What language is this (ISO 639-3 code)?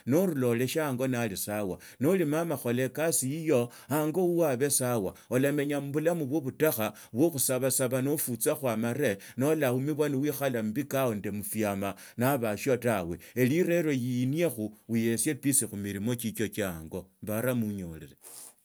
lto